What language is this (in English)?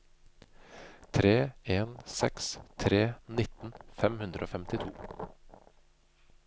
Norwegian